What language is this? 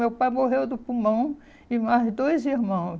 Portuguese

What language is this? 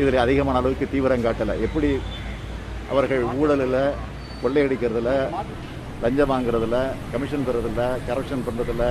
Tamil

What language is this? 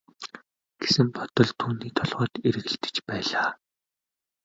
Mongolian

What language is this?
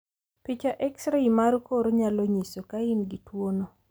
Luo (Kenya and Tanzania)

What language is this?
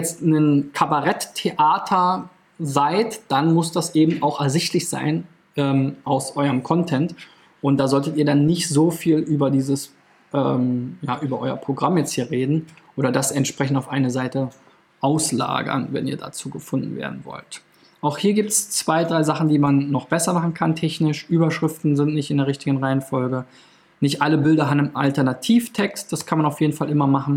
German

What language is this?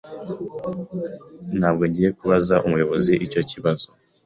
Kinyarwanda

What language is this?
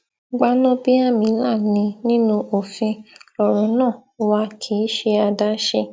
Yoruba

